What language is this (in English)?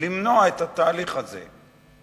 Hebrew